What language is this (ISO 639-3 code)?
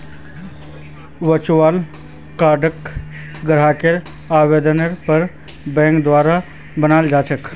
mag